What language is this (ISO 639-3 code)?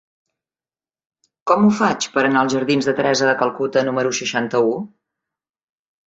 cat